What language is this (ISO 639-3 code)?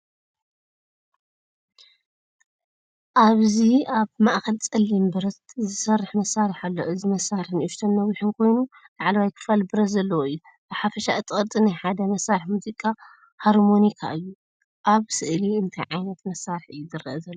tir